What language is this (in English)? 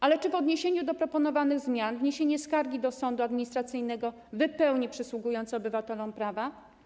Polish